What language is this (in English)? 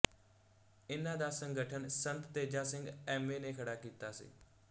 Punjabi